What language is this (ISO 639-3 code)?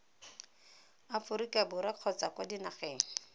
tsn